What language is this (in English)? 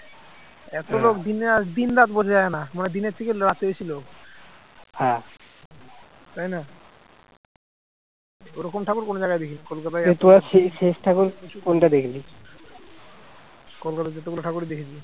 Bangla